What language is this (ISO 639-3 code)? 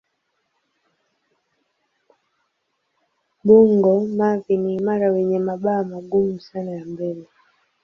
swa